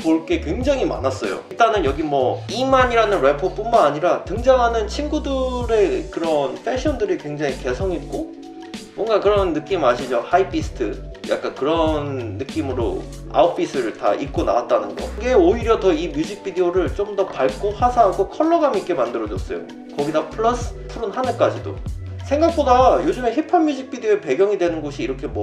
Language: Korean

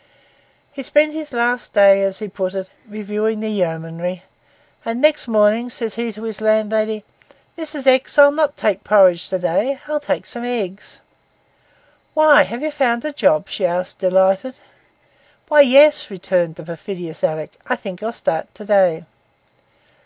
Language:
English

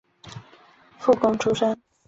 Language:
Chinese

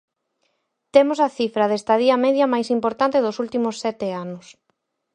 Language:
Galician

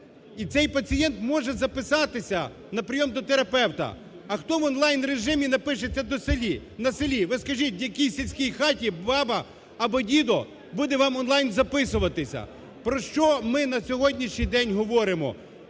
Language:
Ukrainian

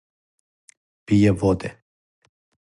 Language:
Serbian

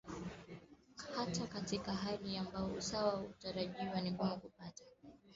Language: Swahili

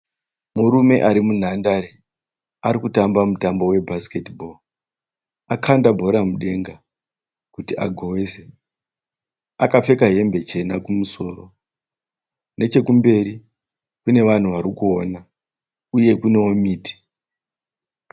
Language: Shona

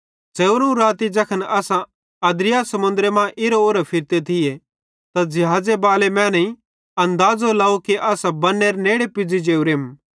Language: Bhadrawahi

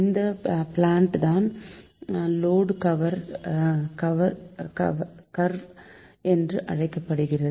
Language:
Tamil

